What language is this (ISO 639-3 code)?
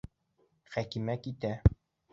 bak